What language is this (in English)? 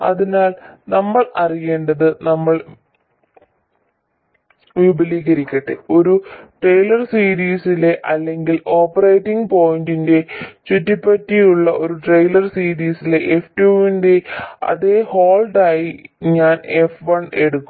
Malayalam